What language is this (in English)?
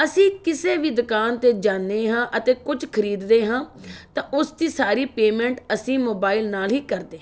Punjabi